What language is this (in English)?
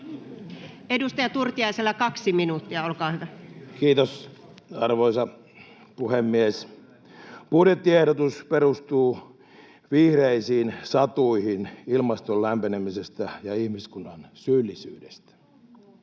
Finnish